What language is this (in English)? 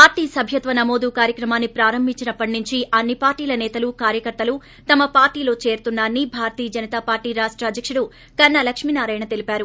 Telugu